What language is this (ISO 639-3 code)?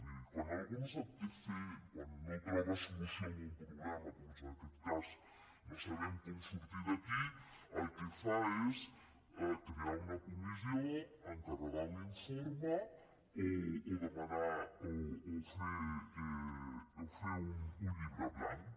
cat